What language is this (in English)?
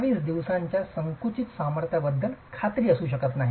Marathi